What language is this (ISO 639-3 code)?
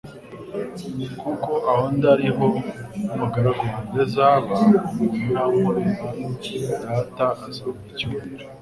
kin